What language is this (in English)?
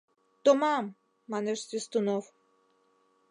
Mari